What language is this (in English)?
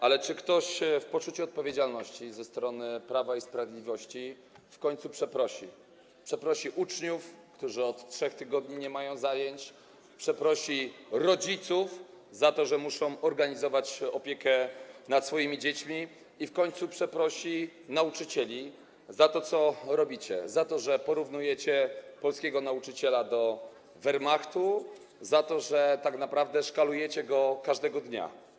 Polish